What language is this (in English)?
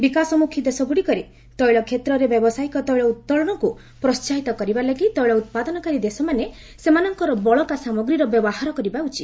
Odia